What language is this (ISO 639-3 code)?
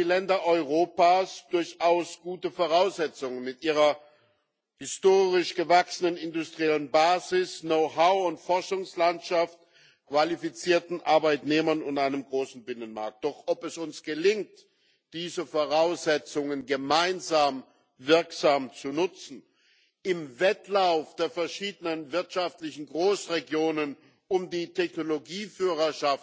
deu